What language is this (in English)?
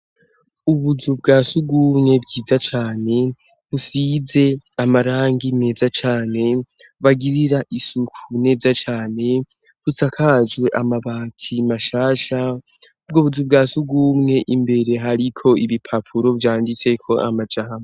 Rundi